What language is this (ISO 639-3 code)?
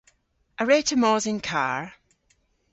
cor